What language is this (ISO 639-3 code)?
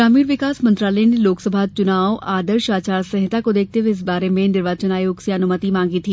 hin